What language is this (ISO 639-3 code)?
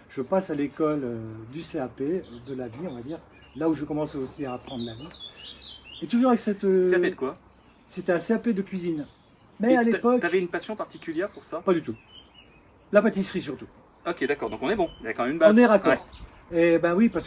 fra